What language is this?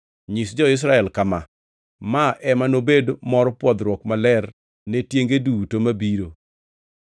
Luo (Kenya and Tanzania)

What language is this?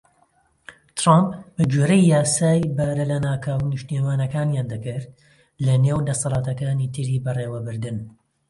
Central Kurdish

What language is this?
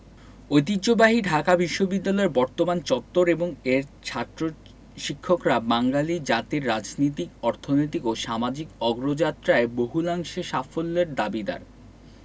Bangla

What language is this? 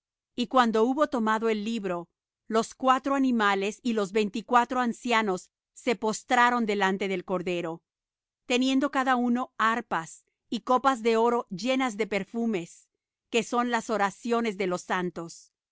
Spanish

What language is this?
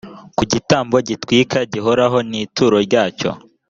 Kinyarwanda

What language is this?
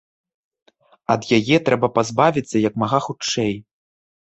Belarusian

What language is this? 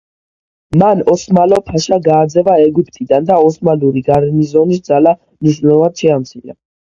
Georgian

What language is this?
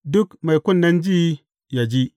Hausa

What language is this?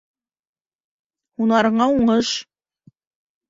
Bashkir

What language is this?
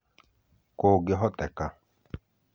Kikuyu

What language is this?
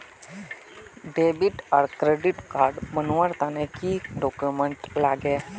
Magahi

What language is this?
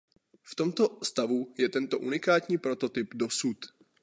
Czech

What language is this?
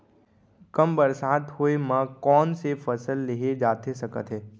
Chhattisgarhi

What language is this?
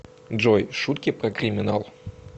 Russian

